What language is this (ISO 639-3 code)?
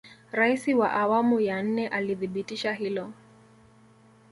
swa